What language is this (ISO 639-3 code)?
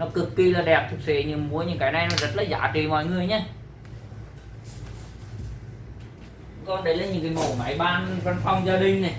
vie